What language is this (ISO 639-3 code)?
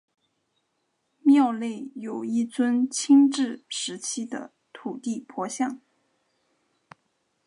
zho